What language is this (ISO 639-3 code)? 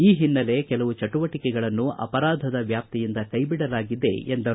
kan